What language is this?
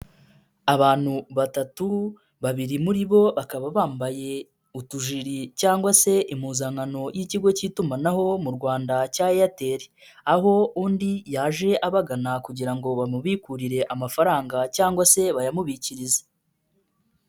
Kinyarwanda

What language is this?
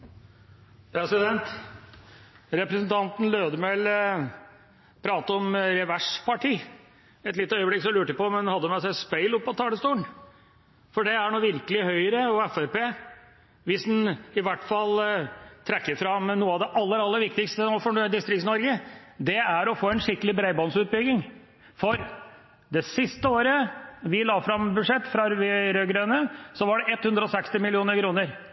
Norwegian Bokmål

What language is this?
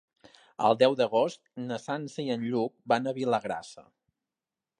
Catalan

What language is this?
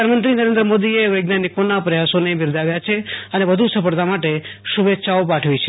Gujarati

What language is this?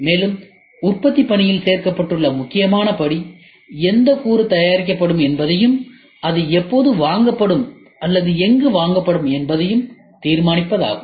Tamil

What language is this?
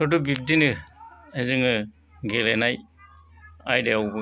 Bodo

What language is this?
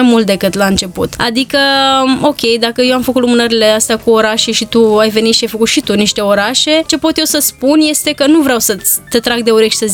Romanian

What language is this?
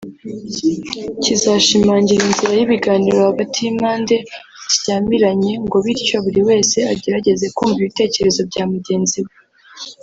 Kinyarwanda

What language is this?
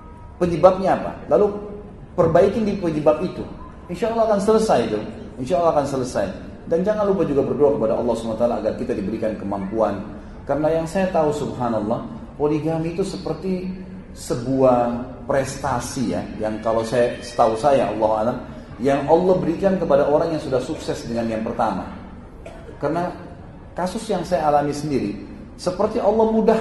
Indonesian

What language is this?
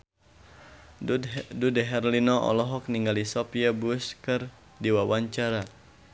Sundanese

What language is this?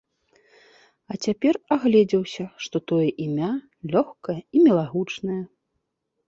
Belarusian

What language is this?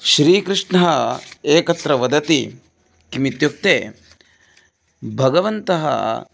Sanskrit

